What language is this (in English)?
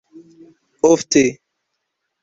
Esperanto